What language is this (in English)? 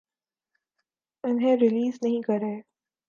Urdu